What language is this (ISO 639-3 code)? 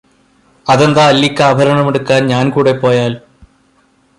mal